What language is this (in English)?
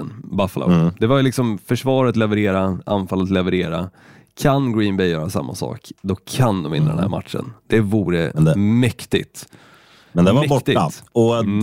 Swedish